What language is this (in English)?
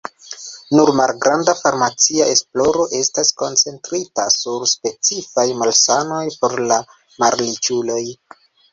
Esperanto